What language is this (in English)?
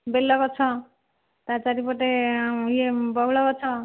Odia